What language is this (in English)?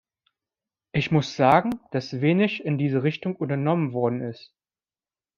German